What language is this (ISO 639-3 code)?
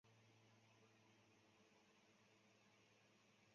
zho